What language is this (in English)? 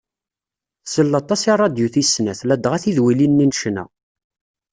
Kabyle